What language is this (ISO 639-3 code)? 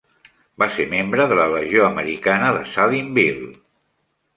cat